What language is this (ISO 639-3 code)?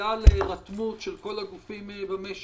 heb